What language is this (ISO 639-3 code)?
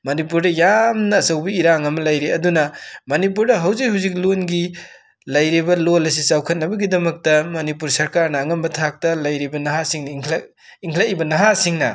mni